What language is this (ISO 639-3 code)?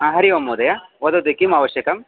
san